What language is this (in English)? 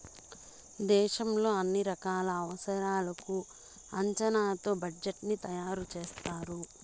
Telugu